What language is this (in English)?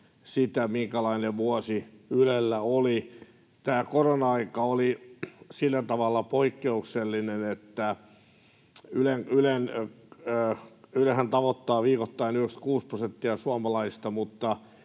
Finnish